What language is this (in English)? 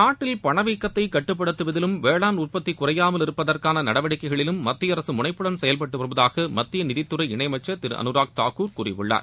Tamil